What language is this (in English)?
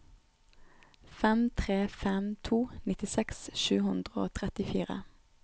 Norwegian